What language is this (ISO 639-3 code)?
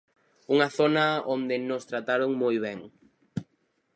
glg